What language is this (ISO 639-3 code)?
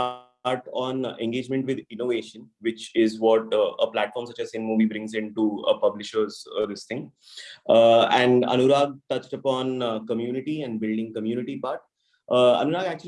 eng